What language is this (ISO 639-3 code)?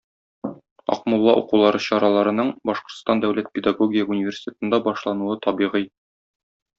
tat